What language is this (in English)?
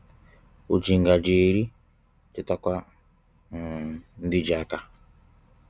Igbo